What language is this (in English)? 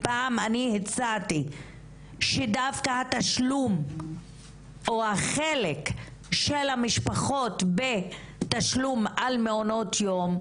Hebrew